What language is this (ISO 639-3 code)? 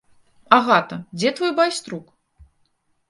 bel